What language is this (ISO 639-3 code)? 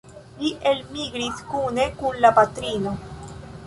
epo